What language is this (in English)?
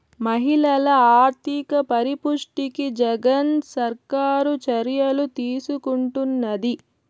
Telugu